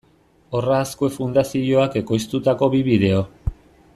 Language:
Basque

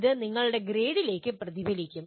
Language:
Malayalam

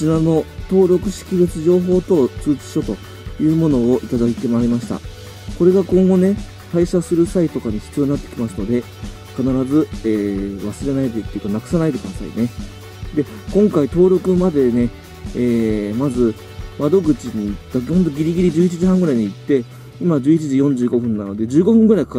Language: Japanese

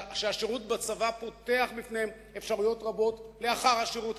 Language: Hebrew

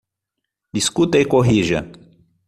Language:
Portuguese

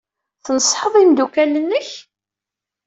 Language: Kabyle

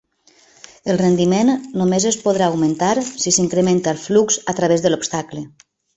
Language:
Catalan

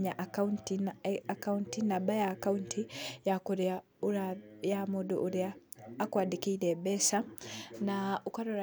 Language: Kikuyu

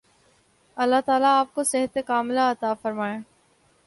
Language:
Urdu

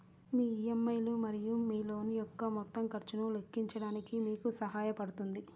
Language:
Telugu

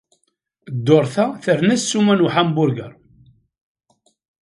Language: Kabyle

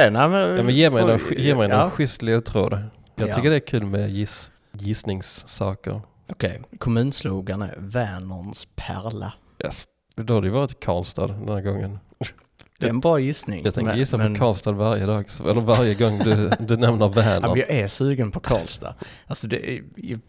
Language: Swedish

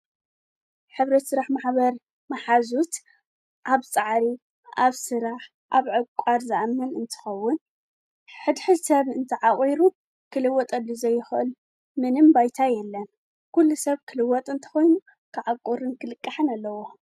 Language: Tigrinya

